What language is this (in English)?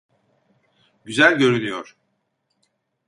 Turkish